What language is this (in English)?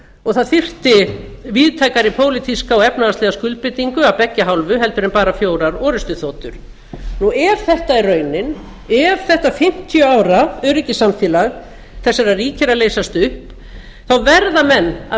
Icelandic